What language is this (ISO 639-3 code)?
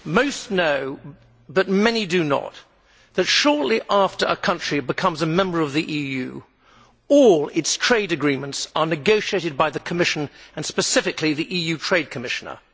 eng